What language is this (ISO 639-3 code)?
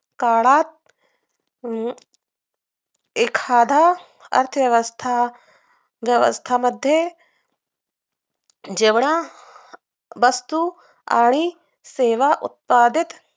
mar